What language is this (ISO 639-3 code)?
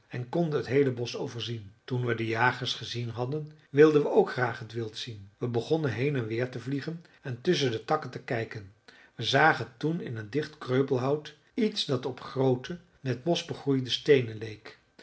nld